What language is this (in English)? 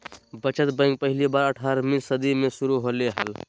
Magahi